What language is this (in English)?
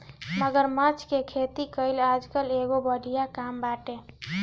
Bhojpuri